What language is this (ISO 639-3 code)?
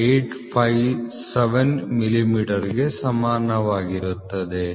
kan